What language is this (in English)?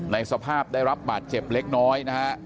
Thai